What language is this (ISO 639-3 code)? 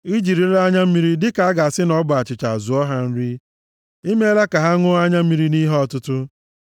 ibo